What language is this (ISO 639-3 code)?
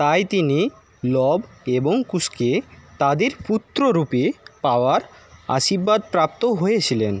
ben